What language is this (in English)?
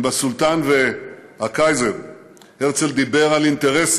Hebrew